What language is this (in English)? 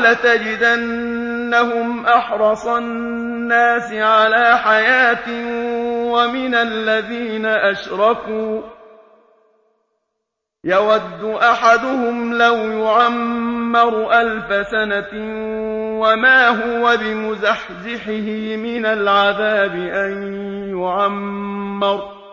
Arabic